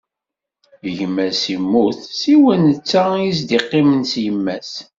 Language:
Kabyle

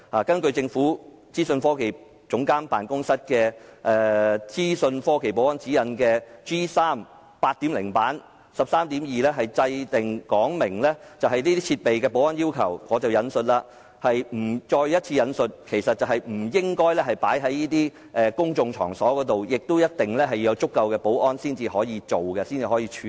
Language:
Cantonese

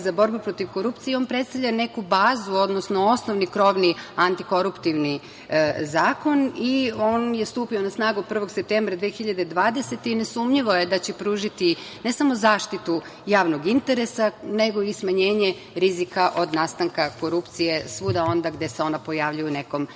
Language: Serbian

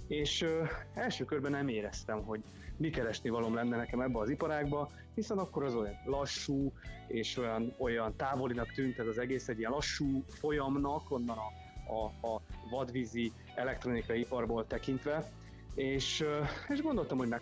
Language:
Hungarian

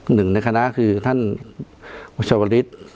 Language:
Thai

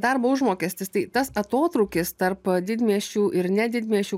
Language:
Lithuanian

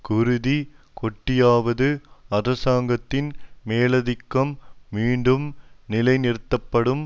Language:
Tamil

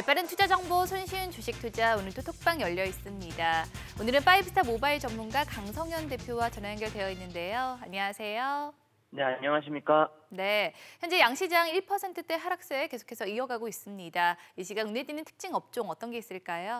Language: Korean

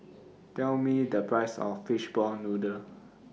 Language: English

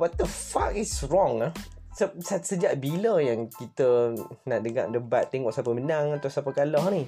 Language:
Malay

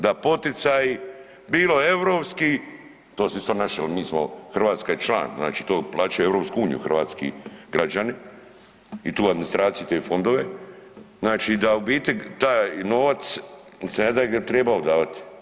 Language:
Croatian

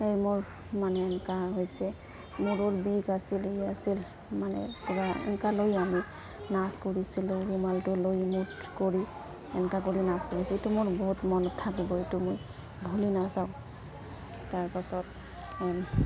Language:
Assamese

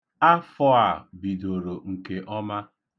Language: Igbo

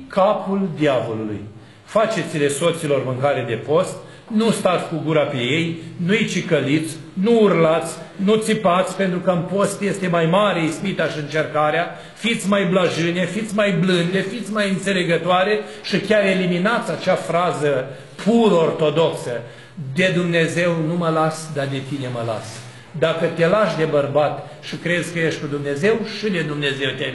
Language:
Romanian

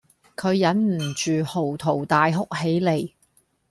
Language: Cantonese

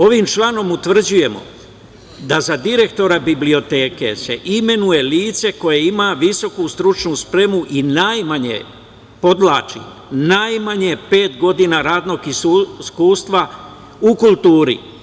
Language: Serbian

